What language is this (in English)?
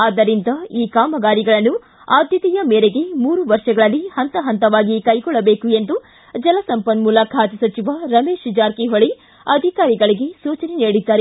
Kannada